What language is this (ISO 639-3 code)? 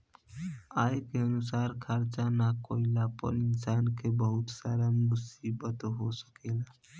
bho